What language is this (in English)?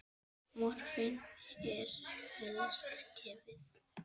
Icelandic